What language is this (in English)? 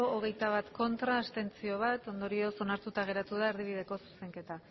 Basque